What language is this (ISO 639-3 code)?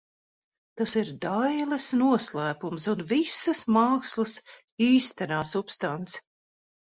lav